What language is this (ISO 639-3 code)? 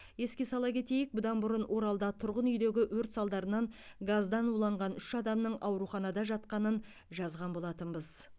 kaz